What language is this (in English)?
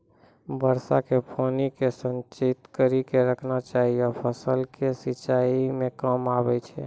Maithili